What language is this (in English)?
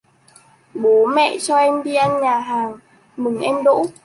Vietnamese